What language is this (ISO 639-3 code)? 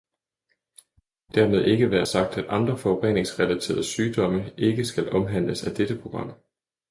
dan